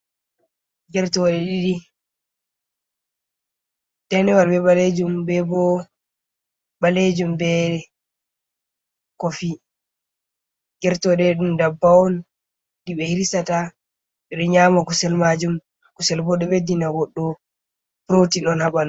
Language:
Fula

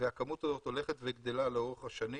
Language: Hebrew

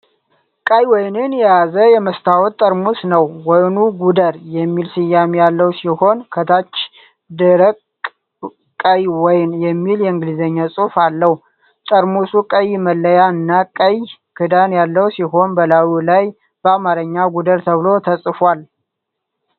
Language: Amharic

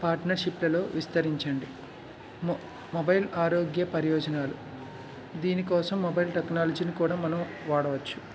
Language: Telugu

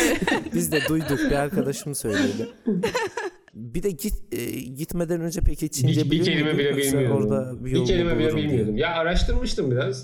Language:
Turkish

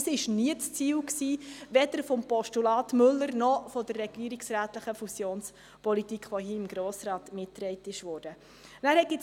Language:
Swiss German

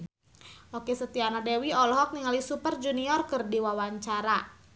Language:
Sundanese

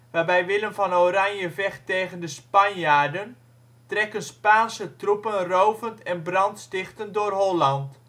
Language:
Dutch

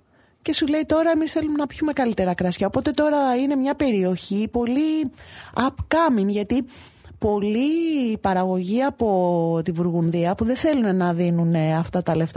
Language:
Greek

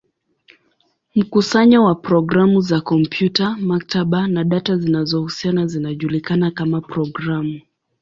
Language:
Swahili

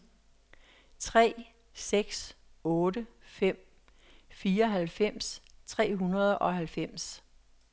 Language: Danish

